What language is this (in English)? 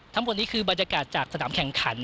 Thai